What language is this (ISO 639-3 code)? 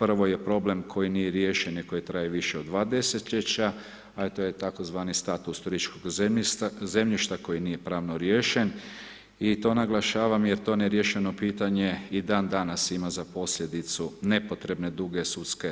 hrv